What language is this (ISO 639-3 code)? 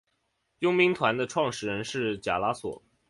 zho